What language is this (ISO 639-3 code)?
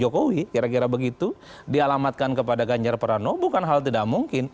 ind